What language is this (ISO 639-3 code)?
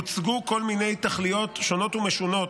heb